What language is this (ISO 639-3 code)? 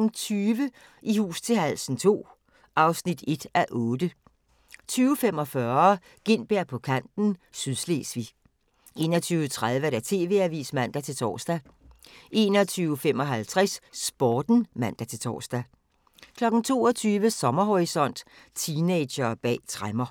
dan